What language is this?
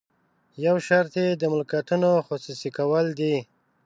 Pashto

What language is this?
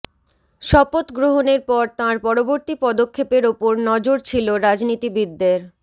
Bangla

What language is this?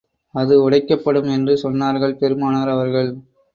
Tamil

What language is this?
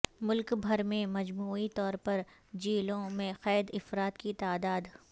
Urdu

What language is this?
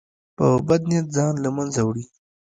Pashto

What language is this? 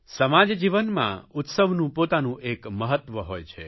Gujarati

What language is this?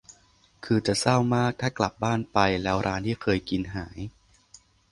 Thai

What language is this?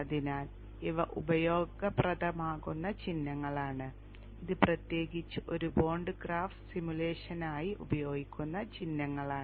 Malayalam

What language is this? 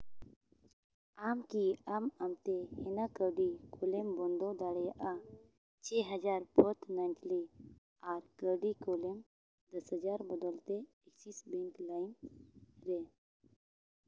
Santali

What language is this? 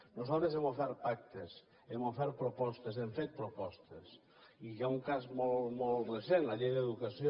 Catalan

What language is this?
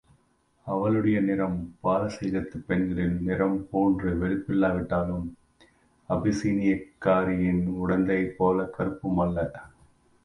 Tamil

